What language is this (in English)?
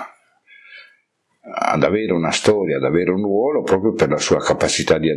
Italian